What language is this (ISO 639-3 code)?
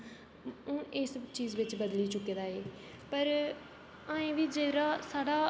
doi